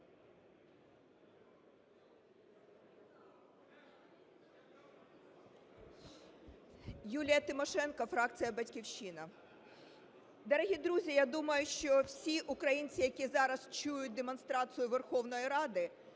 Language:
Ukrainian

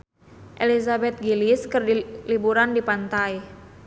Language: Sundanese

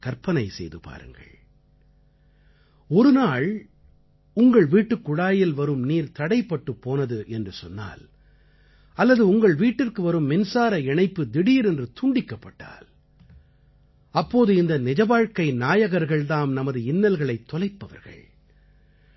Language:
Tamil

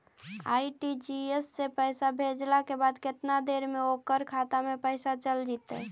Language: Magahi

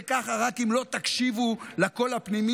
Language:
Hebrew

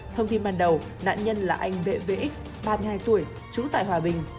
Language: Vietnamese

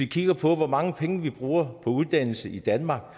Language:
Danish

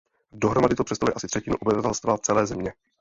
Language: Czech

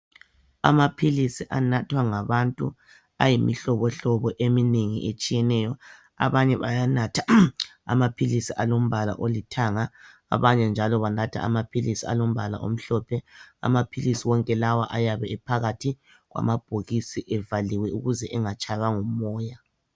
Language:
North Ndebele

